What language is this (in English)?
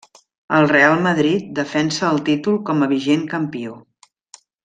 Catalan